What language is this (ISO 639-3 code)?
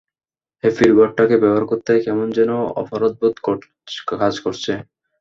ben